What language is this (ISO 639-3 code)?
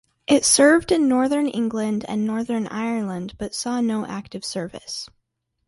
eng